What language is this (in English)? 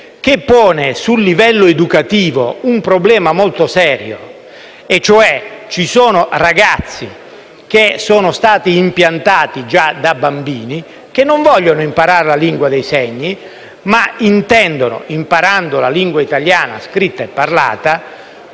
Italian